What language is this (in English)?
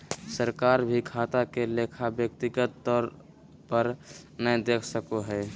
Magahi